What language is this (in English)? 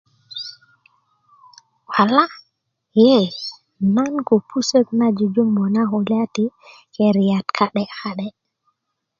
Kuku